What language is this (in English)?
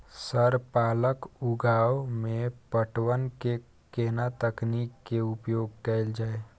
Maithili